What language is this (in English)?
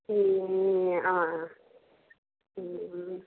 Nepali